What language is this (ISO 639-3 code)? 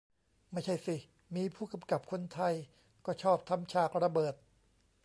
tha